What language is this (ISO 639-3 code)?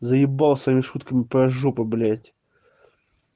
rus